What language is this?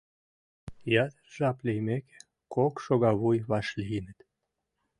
Mari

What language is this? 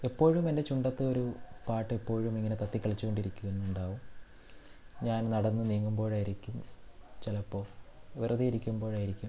Malayalam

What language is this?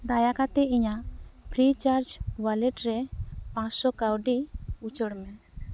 Santali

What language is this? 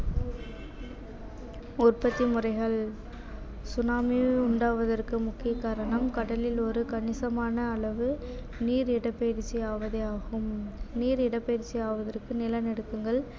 Tamil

